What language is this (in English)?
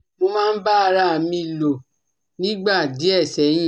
Yoruba